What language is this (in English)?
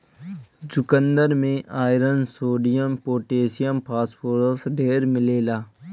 Bhojpuri